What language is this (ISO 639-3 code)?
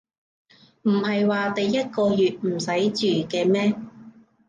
yue